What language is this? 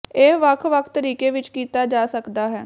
Punjabi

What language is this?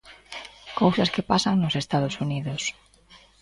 Galician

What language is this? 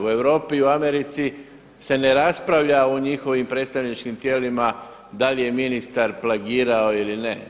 Croatian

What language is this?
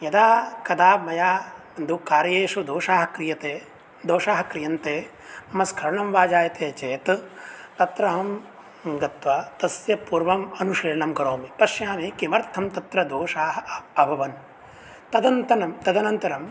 Sanskrit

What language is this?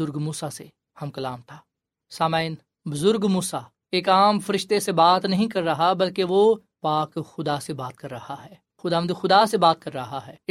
Urdu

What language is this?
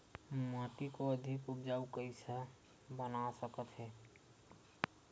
Chhattisgarhi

